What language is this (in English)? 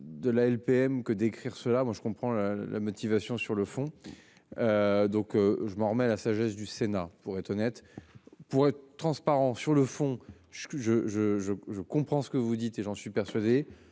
French